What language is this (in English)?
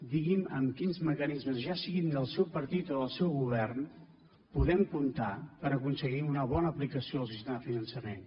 Catalan